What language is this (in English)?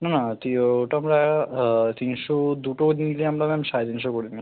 Bangla